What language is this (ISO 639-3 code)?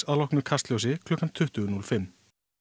isl